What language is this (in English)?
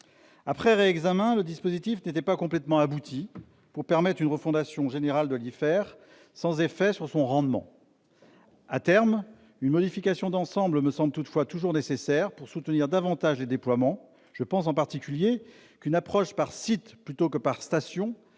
French